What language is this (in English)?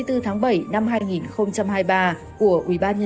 Vietnamese